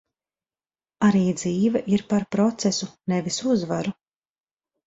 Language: Latvian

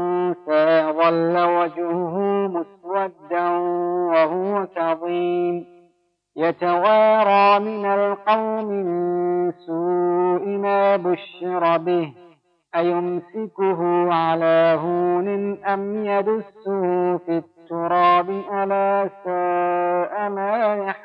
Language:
Persian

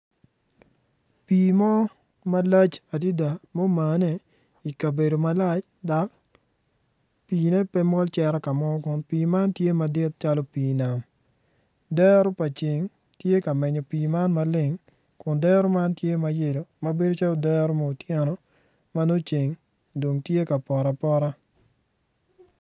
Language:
Acoli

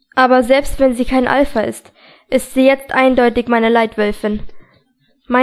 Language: German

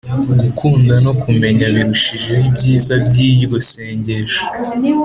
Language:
Kinyarwanda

